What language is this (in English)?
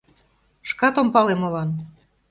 Mari